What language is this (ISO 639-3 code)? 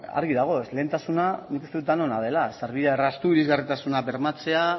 eus